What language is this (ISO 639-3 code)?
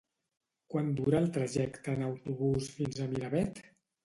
cat